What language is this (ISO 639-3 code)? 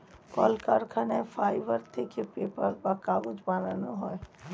ben